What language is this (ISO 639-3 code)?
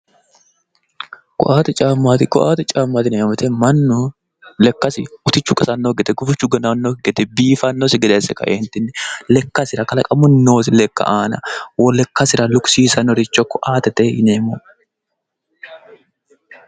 sid